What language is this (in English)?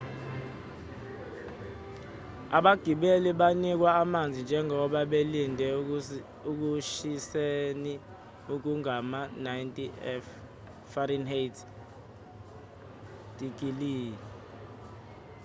Zulu